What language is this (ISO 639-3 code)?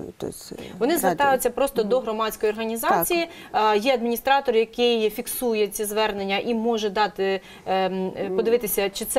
ukr